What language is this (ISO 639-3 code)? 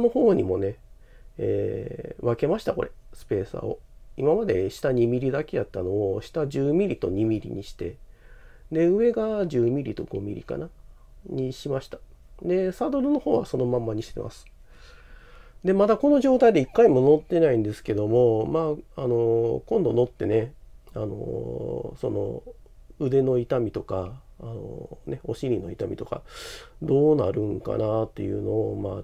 jpn